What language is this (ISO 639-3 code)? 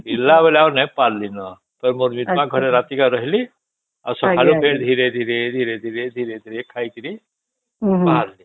ori